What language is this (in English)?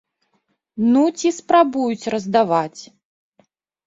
Belarusian